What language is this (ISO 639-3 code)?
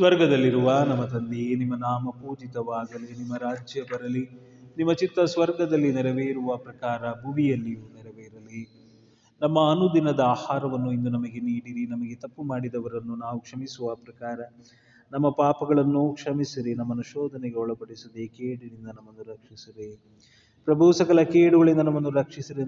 kan